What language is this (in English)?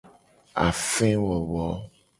Gen